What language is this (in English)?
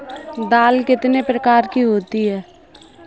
Hindi